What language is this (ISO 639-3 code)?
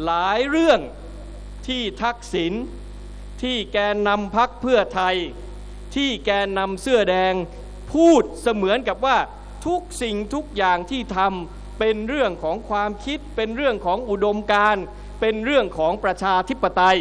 tha